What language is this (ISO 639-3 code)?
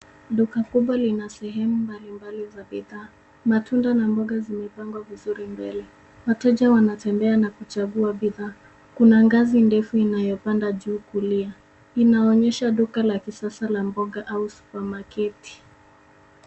swa